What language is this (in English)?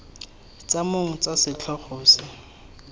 Tswana